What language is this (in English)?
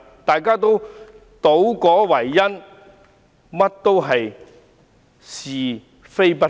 Cantonese